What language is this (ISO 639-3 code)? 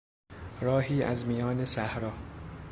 fas